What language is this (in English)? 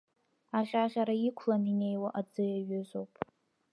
Abkhazian